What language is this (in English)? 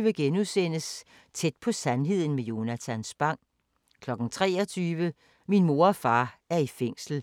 Danish